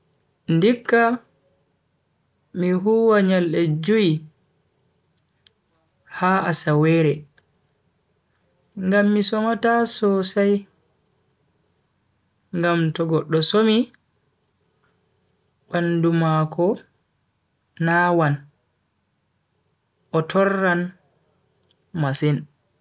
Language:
Bagirmi Fulfulde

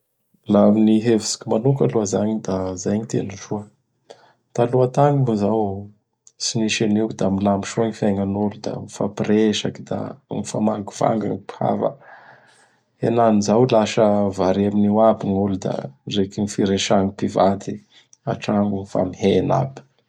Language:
Bara Malagasy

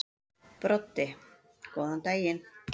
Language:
Icelandic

